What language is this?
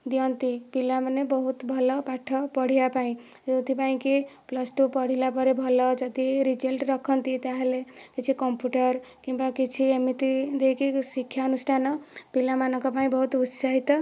Odia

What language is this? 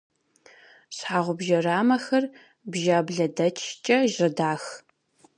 Kabardian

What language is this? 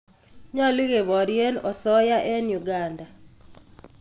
Kalenjin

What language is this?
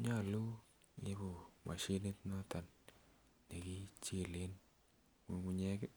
Kalenjin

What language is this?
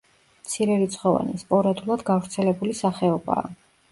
Georgian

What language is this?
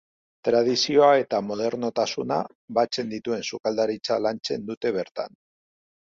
Basque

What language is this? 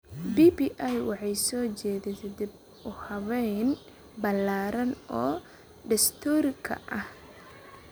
Somali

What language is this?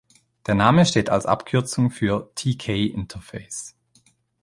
German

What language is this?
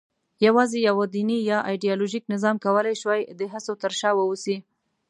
Pashto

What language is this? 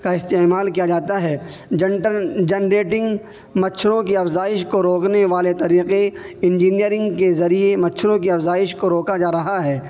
Urdu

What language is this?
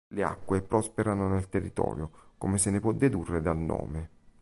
Italian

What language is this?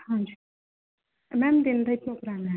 Punjabi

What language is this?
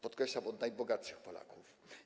Polish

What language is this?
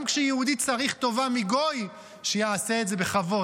Hebrew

